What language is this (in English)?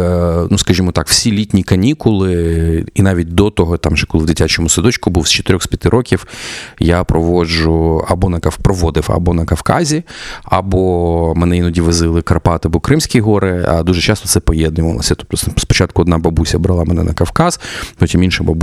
Ukrainian